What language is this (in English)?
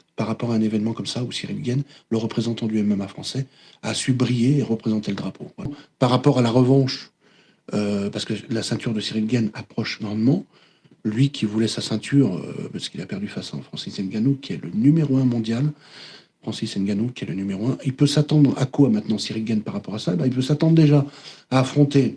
French